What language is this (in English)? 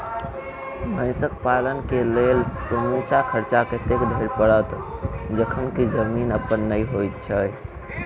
Maithili